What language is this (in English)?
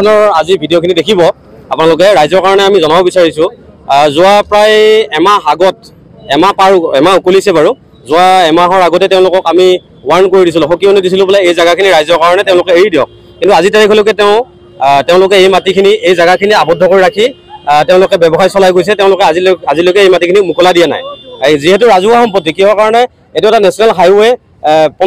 Thai